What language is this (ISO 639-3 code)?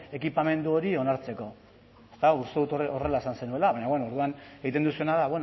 eus